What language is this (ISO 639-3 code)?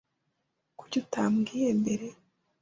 kin